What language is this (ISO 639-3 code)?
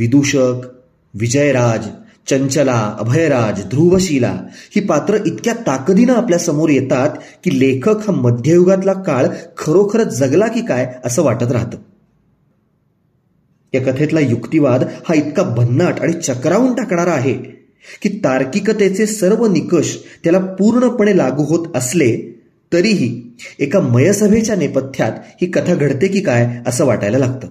mar